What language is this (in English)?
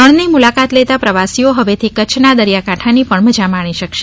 Gujarati